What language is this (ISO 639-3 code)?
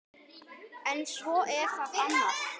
isl